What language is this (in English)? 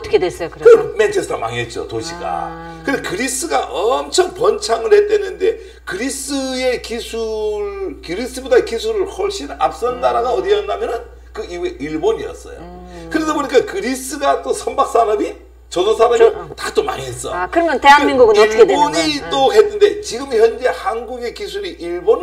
Korean